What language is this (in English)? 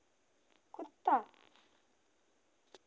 Hindi